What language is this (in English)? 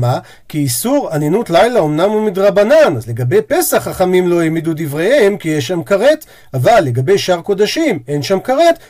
Hebrew